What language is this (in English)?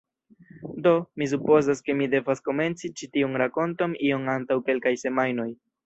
Esperanto